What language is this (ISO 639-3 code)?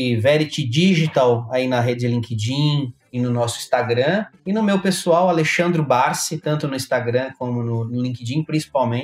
por